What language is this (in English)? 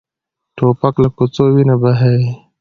Pashto